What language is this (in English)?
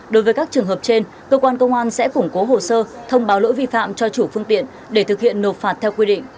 Vietnamese